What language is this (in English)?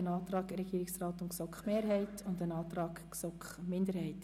Swiss German